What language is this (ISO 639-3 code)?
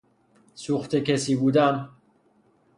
fas